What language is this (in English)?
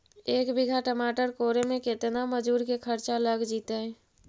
Magahi